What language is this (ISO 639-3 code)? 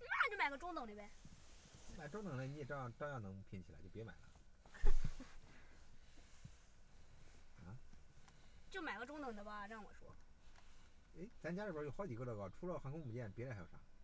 zho